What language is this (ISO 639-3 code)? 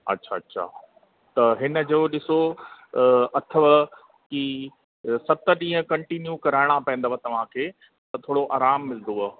snd